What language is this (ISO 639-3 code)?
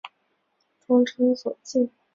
zho